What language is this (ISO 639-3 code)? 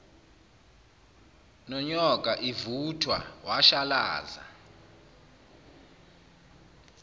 zul